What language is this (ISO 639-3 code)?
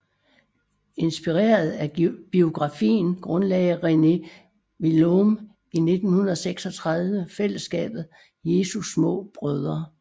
dan